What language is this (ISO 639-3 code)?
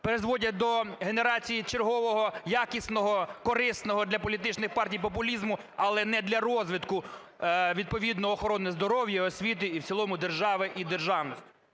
ukr